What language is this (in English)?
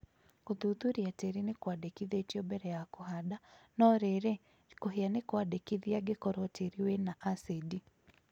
Kikuyu